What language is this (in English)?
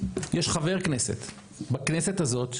Hebrew